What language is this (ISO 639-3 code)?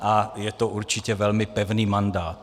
ces